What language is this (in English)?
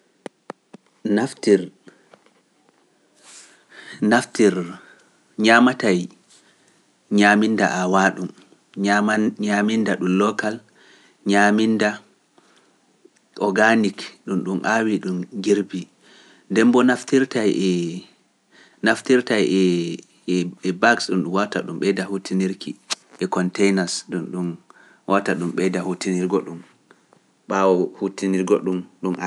Pular